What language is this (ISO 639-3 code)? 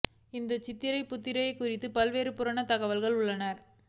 tam